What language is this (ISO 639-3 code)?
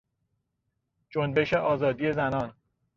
fas